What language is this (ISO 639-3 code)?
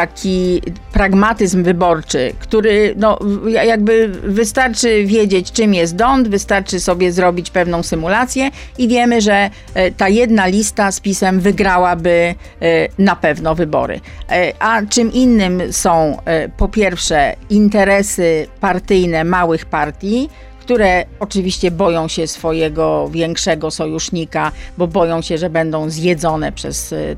pol